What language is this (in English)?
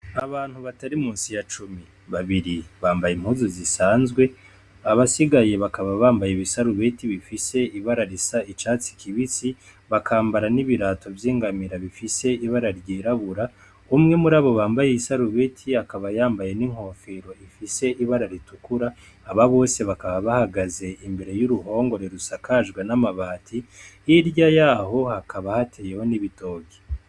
Rundi